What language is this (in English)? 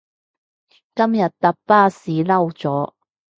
Cantonese